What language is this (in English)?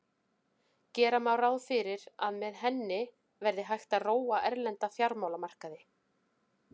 Icelandic